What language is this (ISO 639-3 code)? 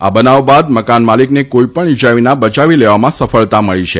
guj